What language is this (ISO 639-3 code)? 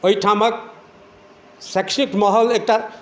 mai